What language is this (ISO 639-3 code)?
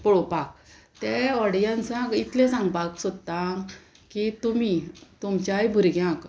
kok